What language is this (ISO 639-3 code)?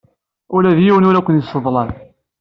kab